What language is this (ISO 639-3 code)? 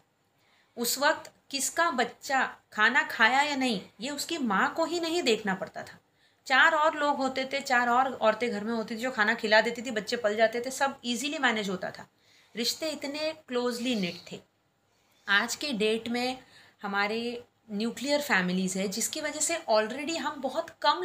hin